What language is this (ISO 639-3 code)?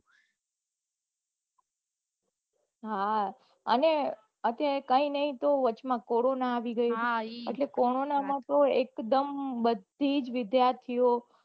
guj